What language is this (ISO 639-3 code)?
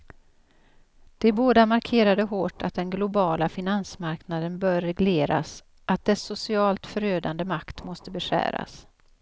swe